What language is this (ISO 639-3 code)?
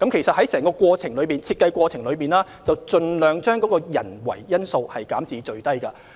yue